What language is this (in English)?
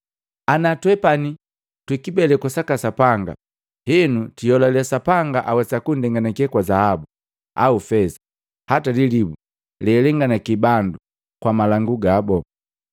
Matengo